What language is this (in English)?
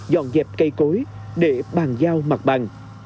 Vietnamese